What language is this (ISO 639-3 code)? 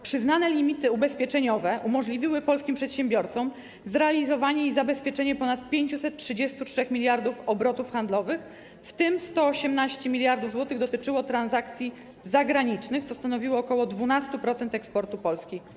pol